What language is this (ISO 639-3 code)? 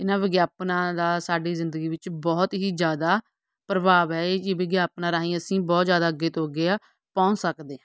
pan